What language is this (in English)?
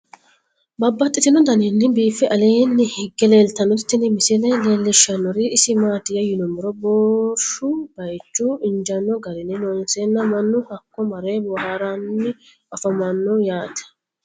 Sidamo